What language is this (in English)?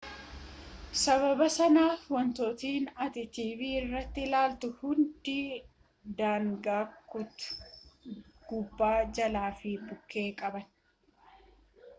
Oromo